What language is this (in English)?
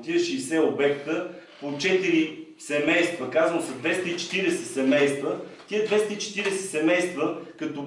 Bulgarian